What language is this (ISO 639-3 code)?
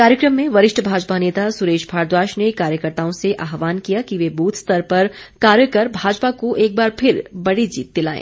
hin